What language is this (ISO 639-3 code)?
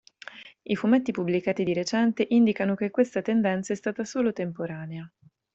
ita